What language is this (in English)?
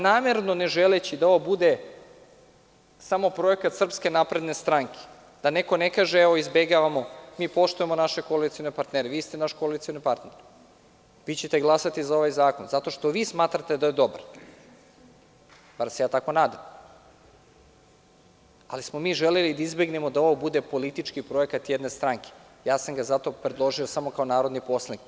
Serbian